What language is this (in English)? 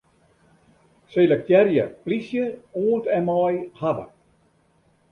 Western Frisian